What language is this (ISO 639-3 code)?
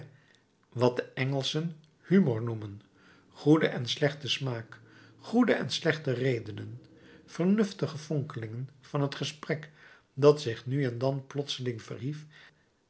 nld